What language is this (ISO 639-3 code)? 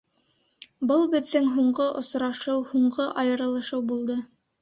bak